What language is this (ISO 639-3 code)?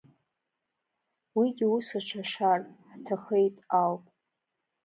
abk